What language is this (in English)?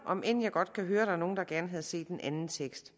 Danish